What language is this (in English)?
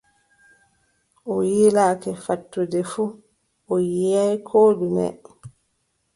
Adamawa Fulfulde